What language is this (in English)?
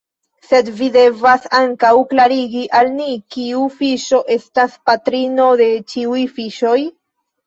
Esperanto